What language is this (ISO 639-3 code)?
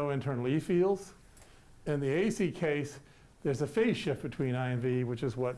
eng